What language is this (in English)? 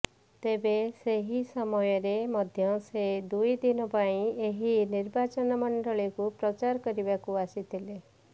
Odia